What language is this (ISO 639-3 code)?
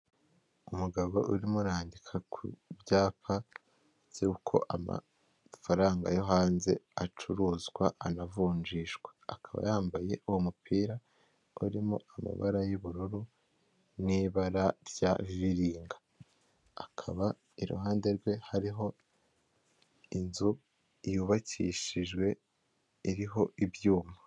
kin